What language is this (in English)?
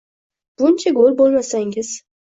Uzbek